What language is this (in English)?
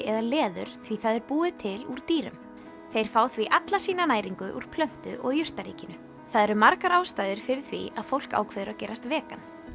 Icelandic